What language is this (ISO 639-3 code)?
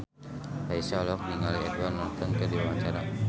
sun